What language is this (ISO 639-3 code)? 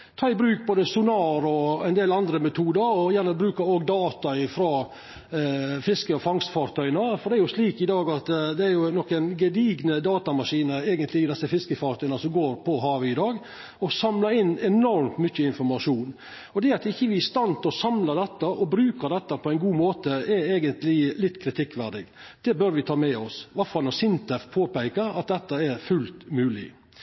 nno